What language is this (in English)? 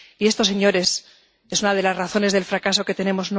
Spanish